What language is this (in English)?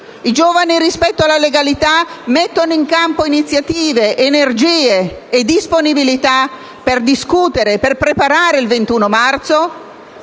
Italian